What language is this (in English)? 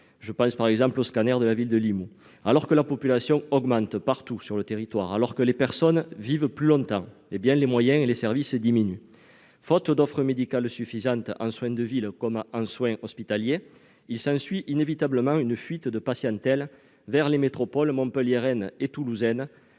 French